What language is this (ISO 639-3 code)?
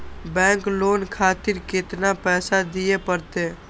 mai